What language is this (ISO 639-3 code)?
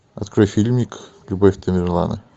rus